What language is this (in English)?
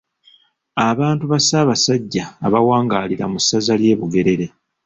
Ganda